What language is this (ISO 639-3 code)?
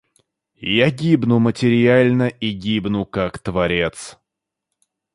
rus